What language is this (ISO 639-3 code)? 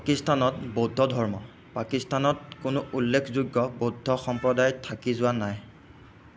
asm